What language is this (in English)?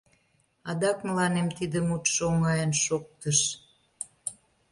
Mari